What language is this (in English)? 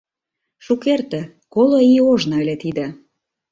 Mari